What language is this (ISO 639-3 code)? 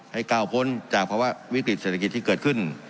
tha